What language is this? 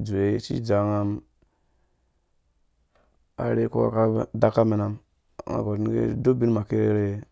Dũya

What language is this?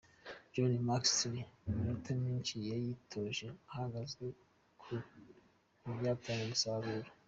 Kinyarwanda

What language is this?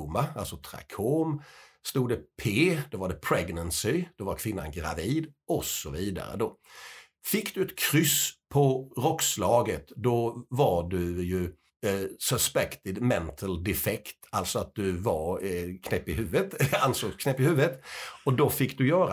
Swedish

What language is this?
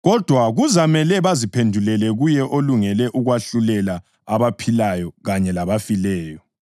North Ndebele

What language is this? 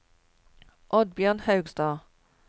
Norwegian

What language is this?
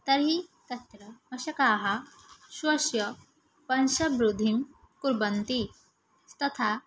Sanskrit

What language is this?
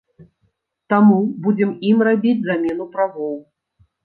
Belarusian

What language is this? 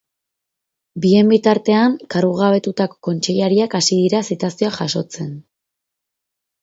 Basque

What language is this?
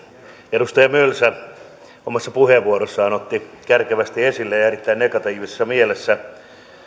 Finnish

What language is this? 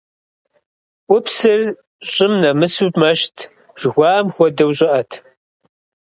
Kabardian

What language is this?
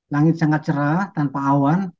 Indonesian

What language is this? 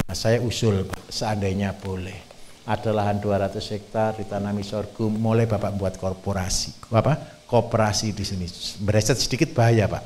Indonesian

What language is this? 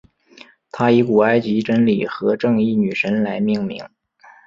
Chinese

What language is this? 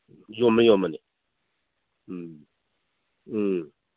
Manipuri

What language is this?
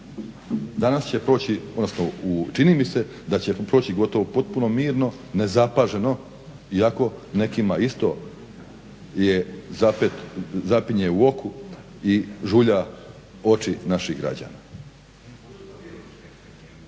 Croatian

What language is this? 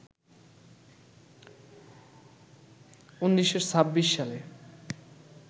Bangla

